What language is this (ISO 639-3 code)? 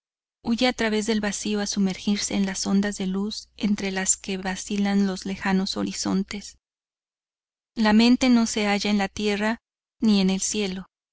spa